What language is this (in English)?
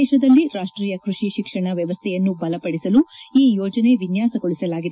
Kannada